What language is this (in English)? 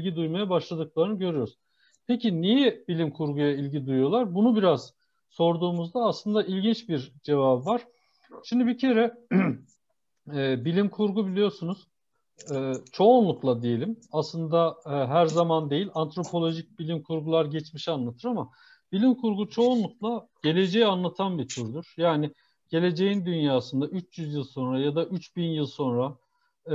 Turkish